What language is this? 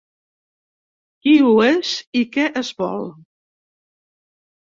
Catalan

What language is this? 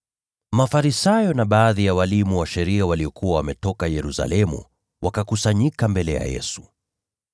Swahili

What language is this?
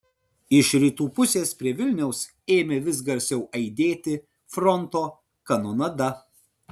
Lithuanian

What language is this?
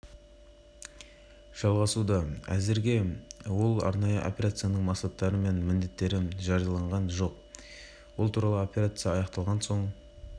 Kazakh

